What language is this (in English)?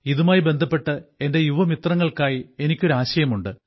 Malayalam